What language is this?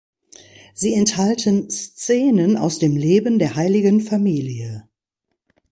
German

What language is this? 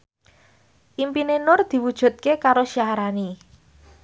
Javanese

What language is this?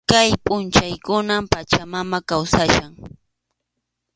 Arequipa-La Unión Quechua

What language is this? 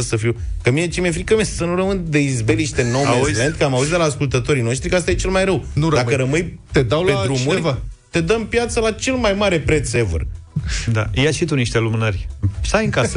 Romanian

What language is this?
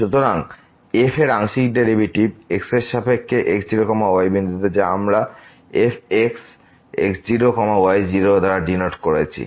Bangla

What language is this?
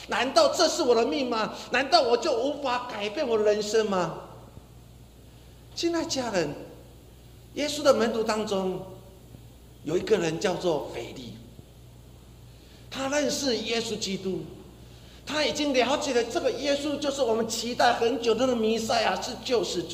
Chinese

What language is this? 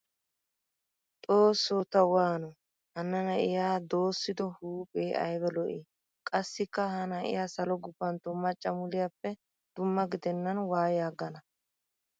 Wolaytta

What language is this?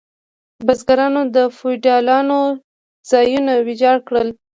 Pashto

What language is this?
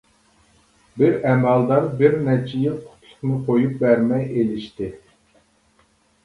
Uyghur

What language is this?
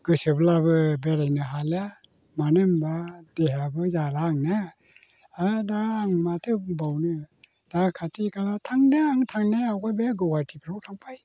Bodo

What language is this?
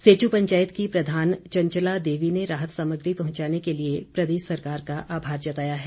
Hindi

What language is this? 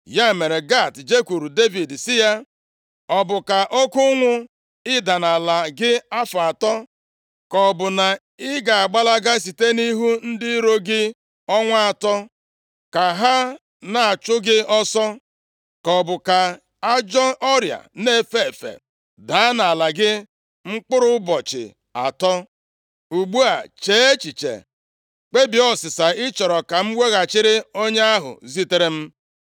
Igbo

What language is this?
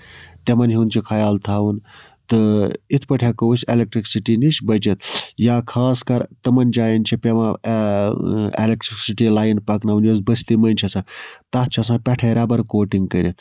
Kashmiri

